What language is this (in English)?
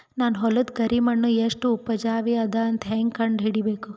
Kannada